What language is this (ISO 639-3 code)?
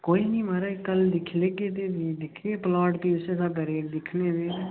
doi